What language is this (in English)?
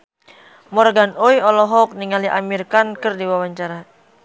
Sundanese